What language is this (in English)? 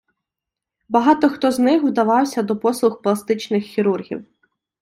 Ukrainian